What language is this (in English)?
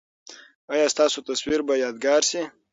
Pashto